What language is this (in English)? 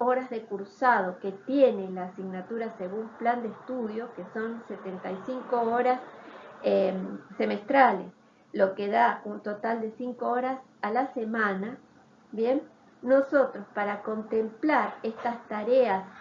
Spanish